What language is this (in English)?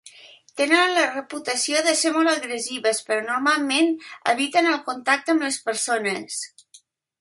Catalan